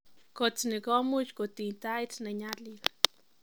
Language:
Kalenjin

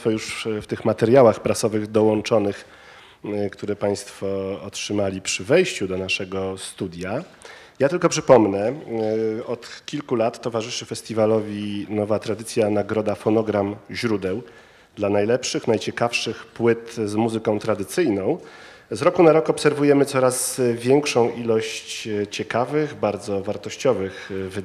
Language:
Polish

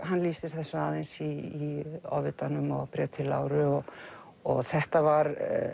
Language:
Icelandic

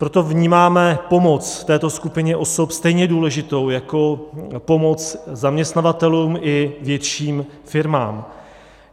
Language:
Czech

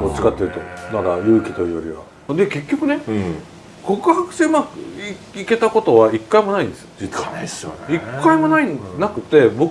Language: Japanese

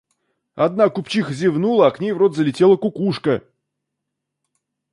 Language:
Russian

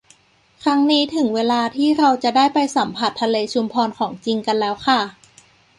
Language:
Thai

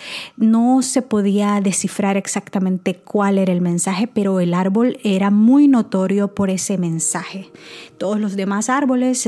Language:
Spanish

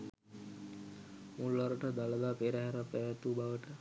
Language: Sinhala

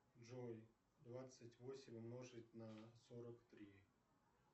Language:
Russian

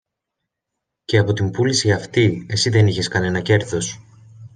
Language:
Greek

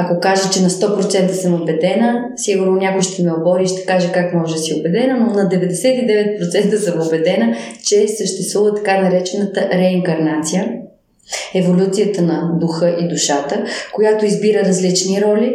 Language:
Bulgarian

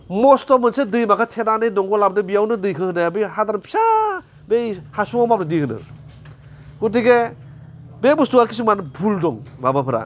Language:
Bodo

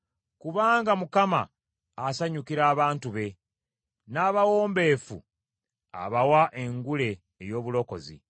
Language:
Ganda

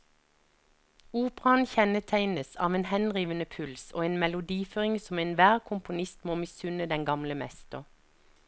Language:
Norwegian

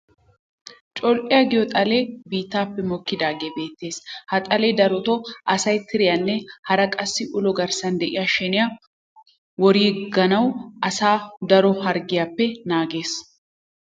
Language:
Wolaytta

